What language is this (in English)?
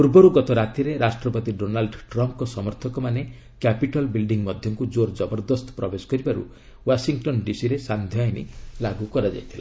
Odia